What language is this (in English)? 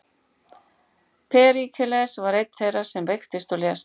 Icelandic